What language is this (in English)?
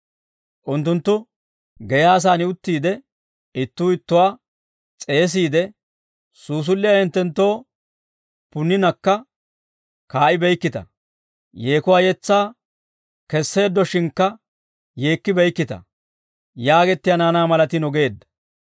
Dawro